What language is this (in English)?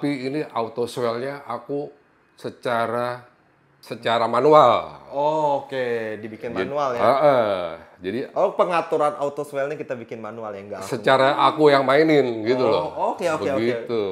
Indonesian